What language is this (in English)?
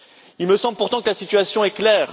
French